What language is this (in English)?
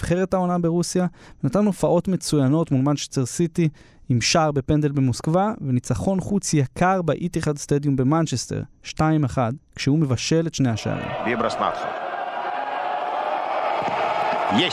Hebrew